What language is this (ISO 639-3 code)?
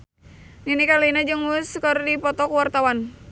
sun